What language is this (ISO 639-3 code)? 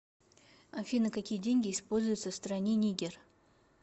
rus